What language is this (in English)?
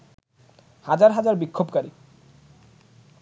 Bangla